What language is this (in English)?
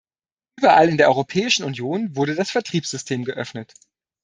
German